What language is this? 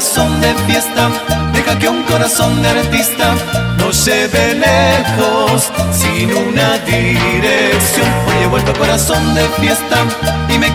Spanish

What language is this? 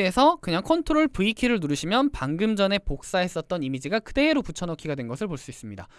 Korean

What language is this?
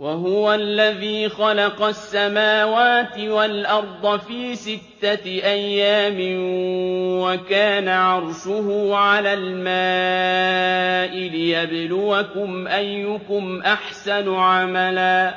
Arabic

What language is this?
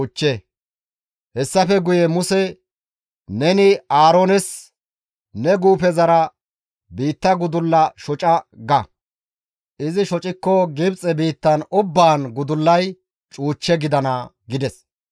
Gamo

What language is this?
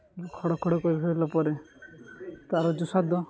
Odia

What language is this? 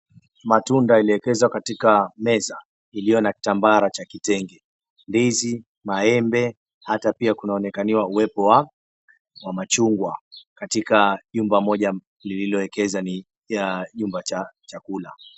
Swahili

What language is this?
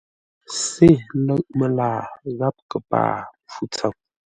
Ngombale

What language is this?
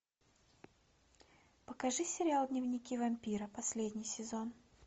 Russian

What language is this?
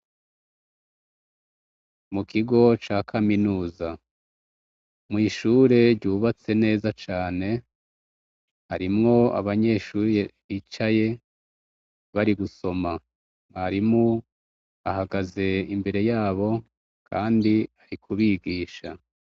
Rundi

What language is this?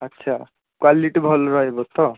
Odia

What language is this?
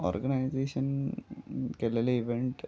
Konkani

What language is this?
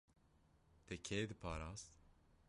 Kurdish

